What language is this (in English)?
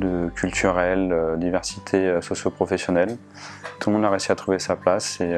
French